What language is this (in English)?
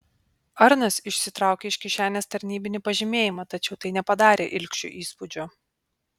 Lithuanian